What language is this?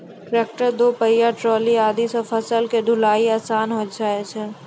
Maithili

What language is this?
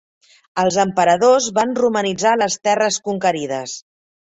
Catalan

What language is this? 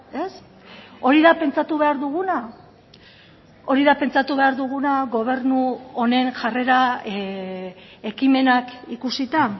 Basque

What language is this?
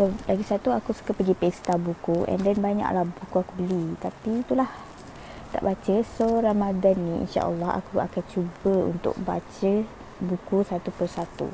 Malay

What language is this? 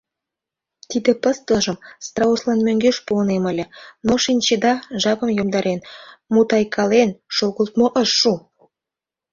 Mari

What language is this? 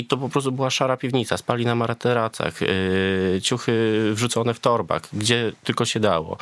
Polish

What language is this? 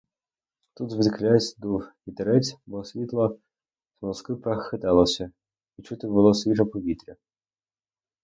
Ukrainian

